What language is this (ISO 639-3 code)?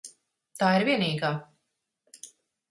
lav